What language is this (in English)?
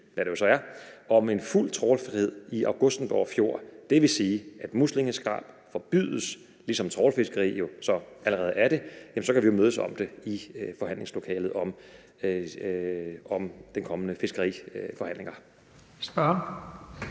Danish